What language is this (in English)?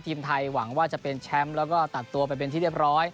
Thai